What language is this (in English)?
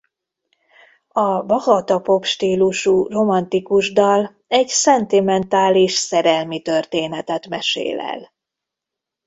Hungarian